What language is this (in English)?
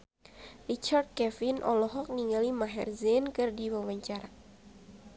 Sundanese